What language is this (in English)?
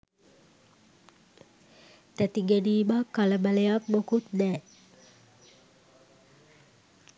Sinhala